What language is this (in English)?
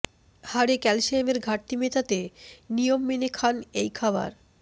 Bangla